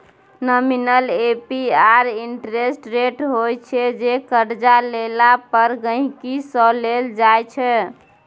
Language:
Maithili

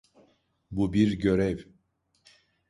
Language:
Turkish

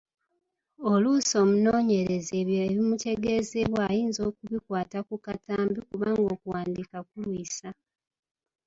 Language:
Ganda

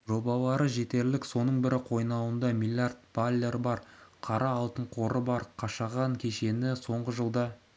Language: Kazakh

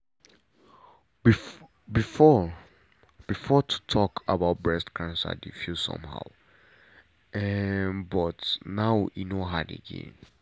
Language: Nigerian Pidgin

